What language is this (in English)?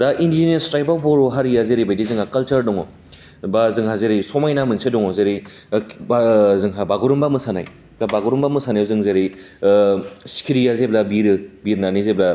Bodo